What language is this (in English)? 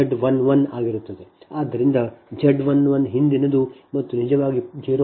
Kannada